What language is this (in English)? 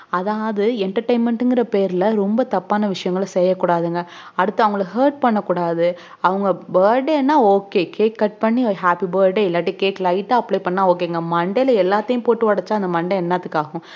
Tamil